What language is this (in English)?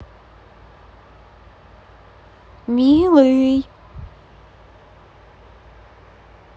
Russian